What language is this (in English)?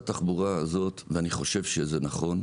Hebrew